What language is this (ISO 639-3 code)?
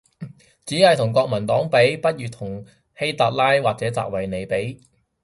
yue